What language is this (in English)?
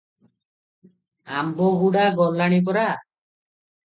Odia